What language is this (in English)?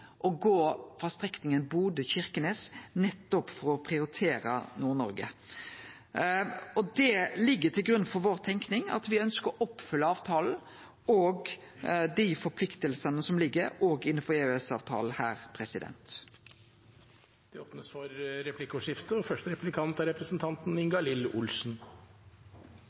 Norwegian